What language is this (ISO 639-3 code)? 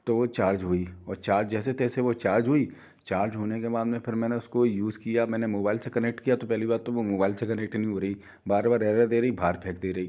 hin